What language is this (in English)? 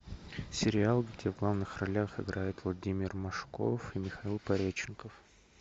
Russian